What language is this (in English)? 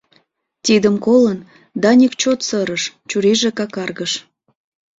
Mari